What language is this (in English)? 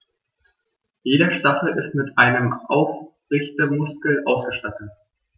German